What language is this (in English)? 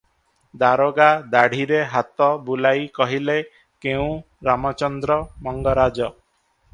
Odia